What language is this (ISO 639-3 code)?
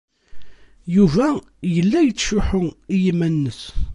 kab